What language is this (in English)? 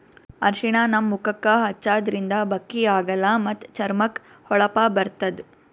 Kannada